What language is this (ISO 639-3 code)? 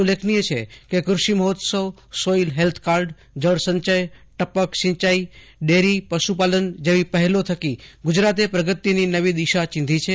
guj